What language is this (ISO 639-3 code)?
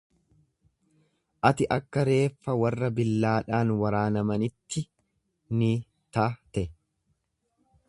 orm